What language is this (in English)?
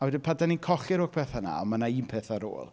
Welsh